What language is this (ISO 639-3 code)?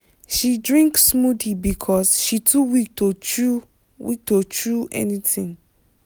pcm